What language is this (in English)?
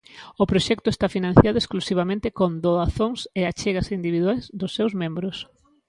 Galician